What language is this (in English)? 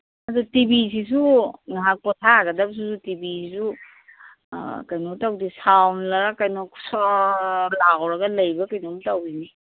Manipuri